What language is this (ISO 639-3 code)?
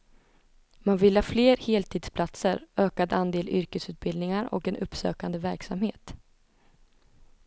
swe